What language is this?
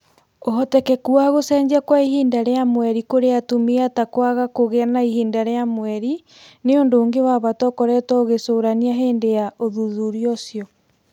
Kikuyu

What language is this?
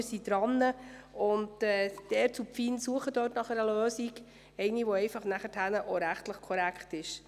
Swiss German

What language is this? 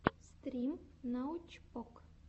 Russian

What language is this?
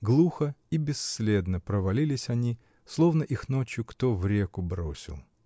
Russian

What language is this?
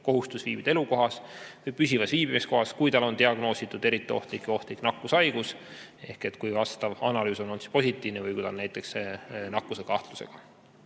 Estonian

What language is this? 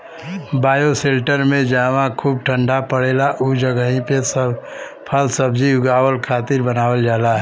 Bhojpuri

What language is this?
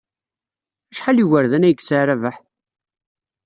Kabyle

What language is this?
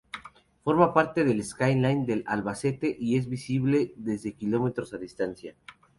Spanish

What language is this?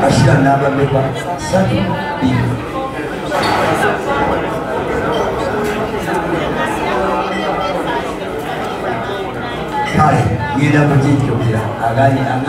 Arabic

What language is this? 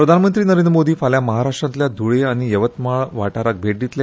Konkani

